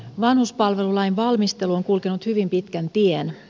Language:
Finnish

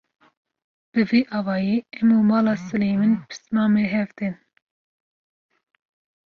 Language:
Kurdish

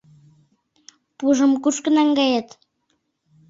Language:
Mari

